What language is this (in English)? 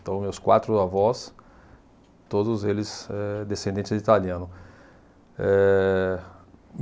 Portuguese